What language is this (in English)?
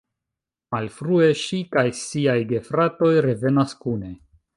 Esperanto